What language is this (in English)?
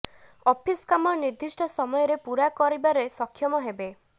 Odia